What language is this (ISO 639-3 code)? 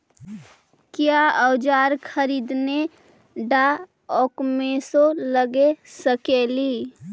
mag